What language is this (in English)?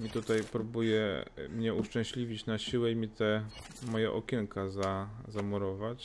Polish